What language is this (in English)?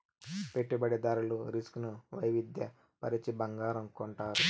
Telugu